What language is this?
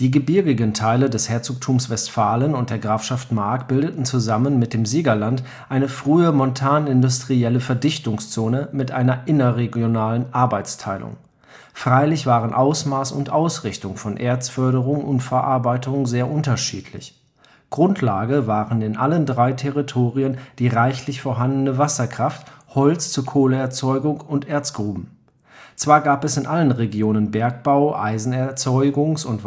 German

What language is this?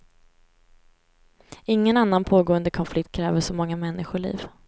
Swedish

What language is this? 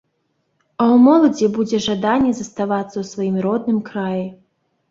Belarusian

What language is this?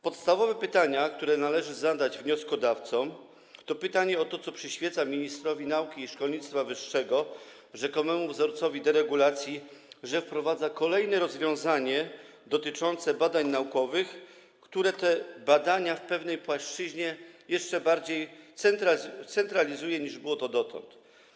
Polish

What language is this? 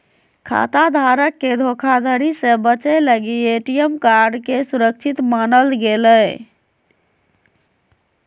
Magahi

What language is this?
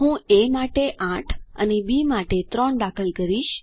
Gujarati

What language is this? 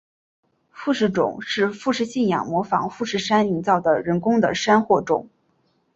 Chinese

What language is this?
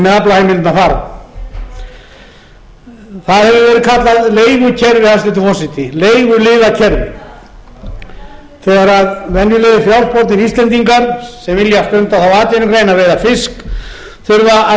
Icelandic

